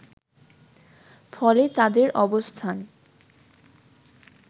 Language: Bangla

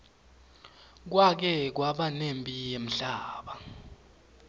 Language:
Swati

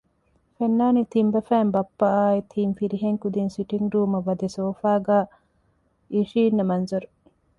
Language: Divehi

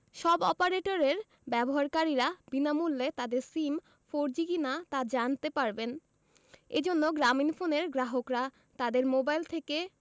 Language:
Bangla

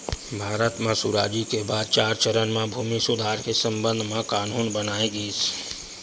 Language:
Chhattisgarhi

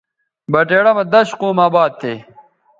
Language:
Bateri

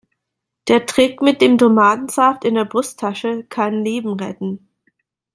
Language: German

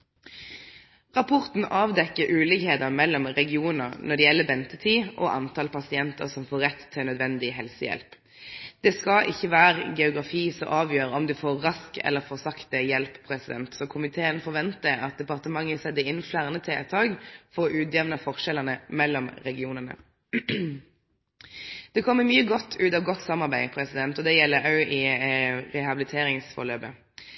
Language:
Norwegian Nynorsk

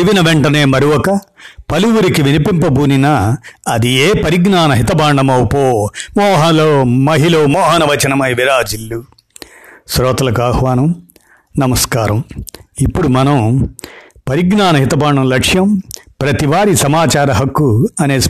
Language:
Telugu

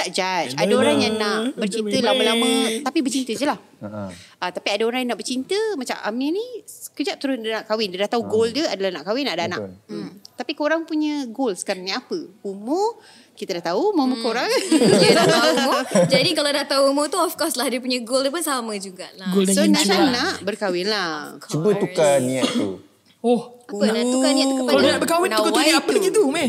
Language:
Malay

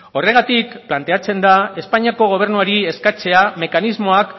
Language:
Basque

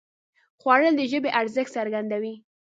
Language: Pashto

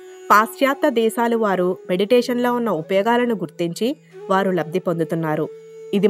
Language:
Telugu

